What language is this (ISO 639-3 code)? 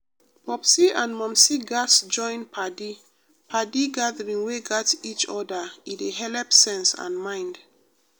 pcm